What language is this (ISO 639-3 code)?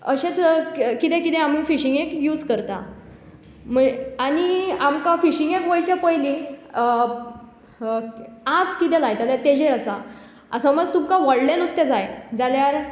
kok